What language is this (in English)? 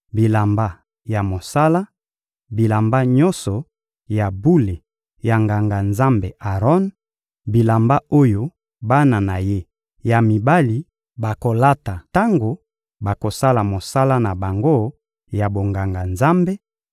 Lingala